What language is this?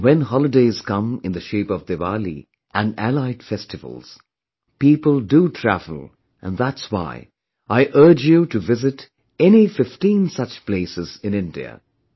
English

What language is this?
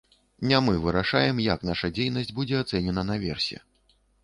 Belarusian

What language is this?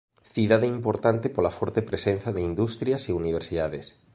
Galician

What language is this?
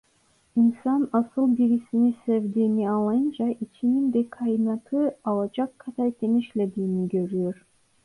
Turkish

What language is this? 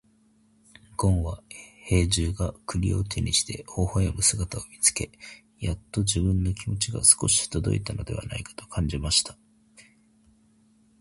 Japanese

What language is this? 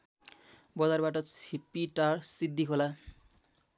Nepali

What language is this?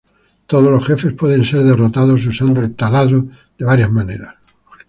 Spanish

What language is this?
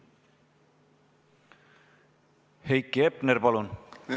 Estonian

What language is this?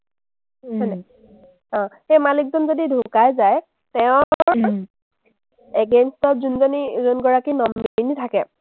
Assamese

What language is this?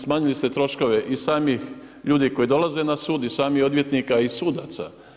Croatian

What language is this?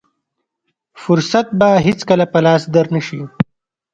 Pashto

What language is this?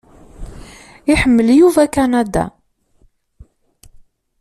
Kabyle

